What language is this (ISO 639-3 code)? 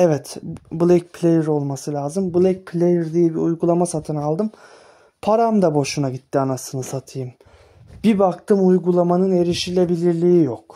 tur